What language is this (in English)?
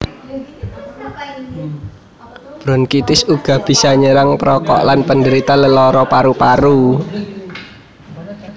Javanese